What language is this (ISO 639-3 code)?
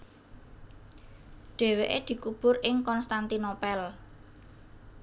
jav